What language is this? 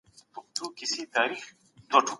Pashto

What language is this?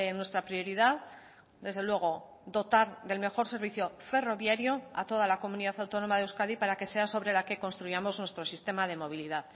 Spanish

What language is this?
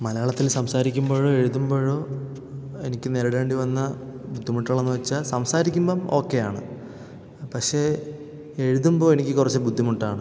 Malayalam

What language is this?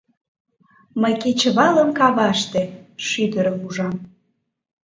Mari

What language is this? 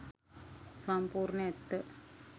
Sinhala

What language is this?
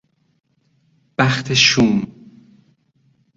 Persian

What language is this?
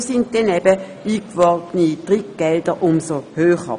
Swiss German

